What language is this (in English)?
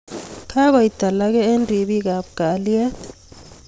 Kalenjin